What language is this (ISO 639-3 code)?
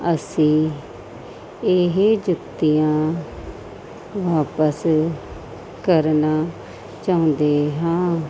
pan